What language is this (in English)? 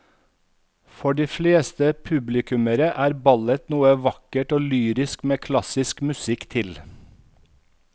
Norwegian